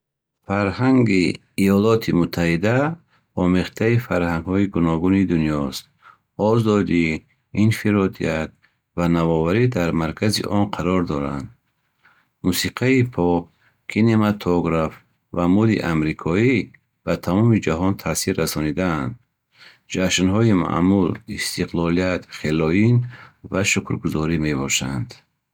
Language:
Bukharic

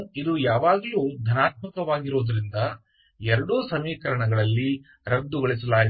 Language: Kannada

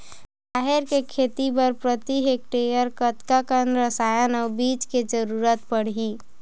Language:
Chhattisgarhi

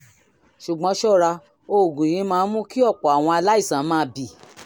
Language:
Yoruba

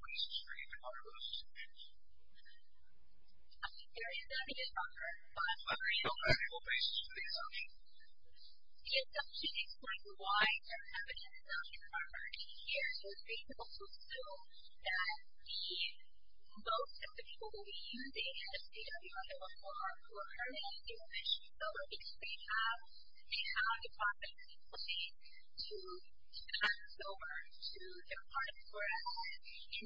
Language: English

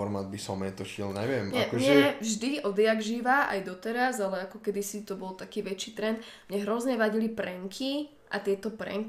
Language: Slovak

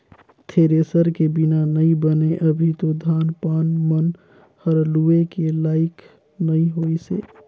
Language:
Chhattisgarhi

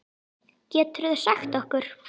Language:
Icelandic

